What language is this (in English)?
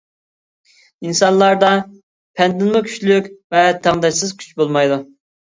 Uyghur